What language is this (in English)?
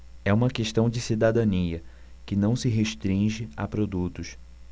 Portuguese